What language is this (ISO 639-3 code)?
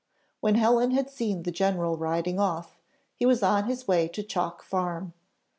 eng